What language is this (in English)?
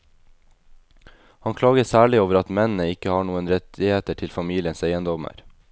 Norwegian